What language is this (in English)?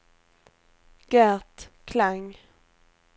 Swedish